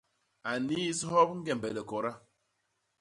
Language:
Basaa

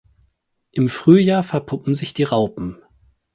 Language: German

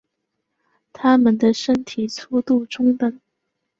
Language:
Chinese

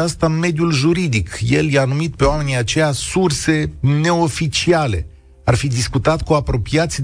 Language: Romanian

